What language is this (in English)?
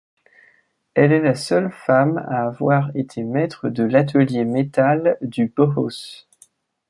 French